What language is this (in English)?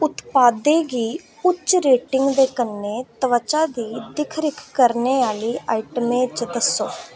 Dogri